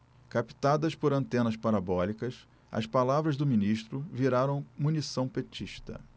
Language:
Portuguese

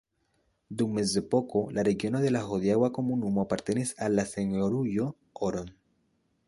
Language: Esperanto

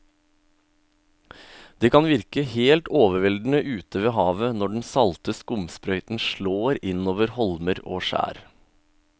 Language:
Norwegian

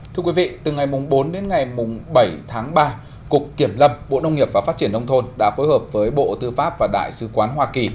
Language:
Vietnamese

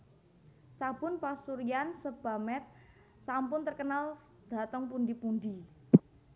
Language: Javanese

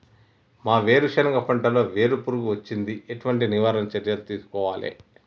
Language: Telugu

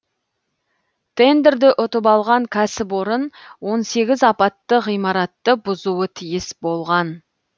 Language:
Kazakh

